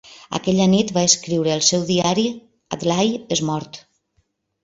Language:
Catalan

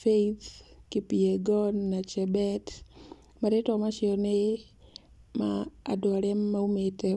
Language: Kikuyu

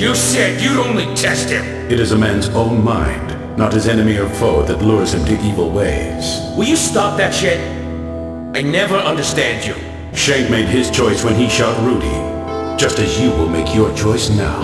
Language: English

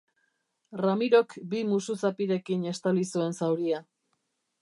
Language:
Basque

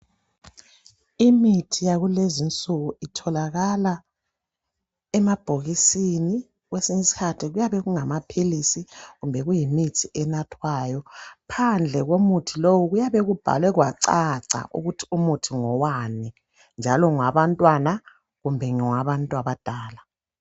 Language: North Ndebele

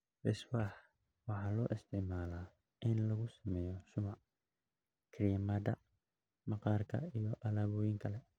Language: Somali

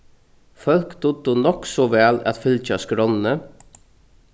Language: Faroese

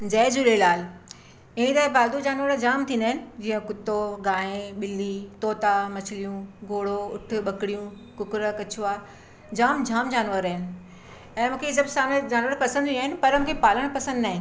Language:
Sindhi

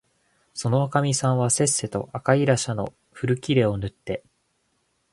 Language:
Japanese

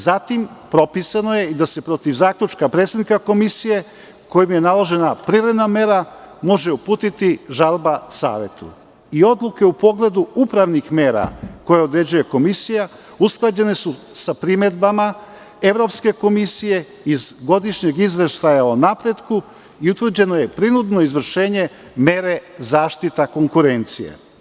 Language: Serbian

